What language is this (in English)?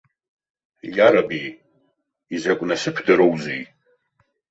Abkhazian